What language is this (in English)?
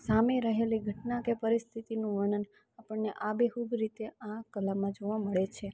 Gujarati